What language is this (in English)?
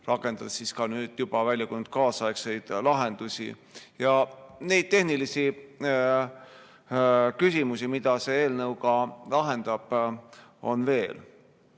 Estonian